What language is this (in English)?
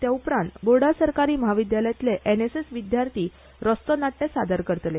Konkani